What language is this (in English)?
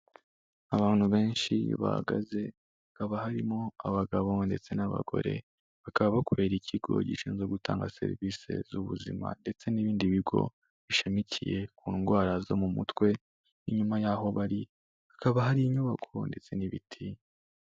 Kinyarwanda